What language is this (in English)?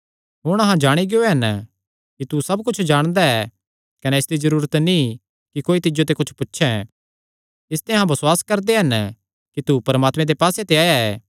Kangri